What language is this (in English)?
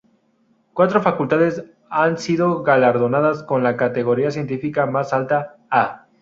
Spanish